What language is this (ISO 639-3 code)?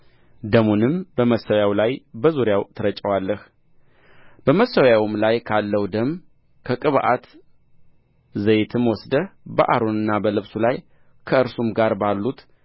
amh